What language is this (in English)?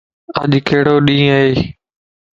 Lasi